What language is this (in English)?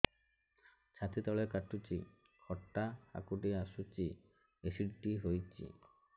Odia